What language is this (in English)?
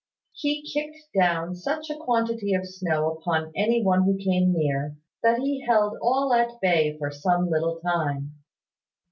English